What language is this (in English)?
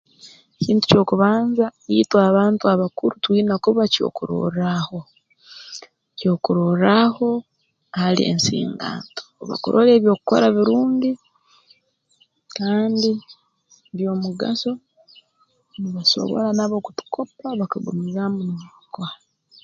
Tooro